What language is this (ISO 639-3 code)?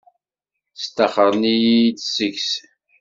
kab